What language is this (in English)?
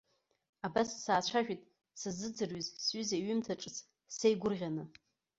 Abkhazian